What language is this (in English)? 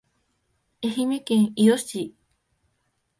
Japanese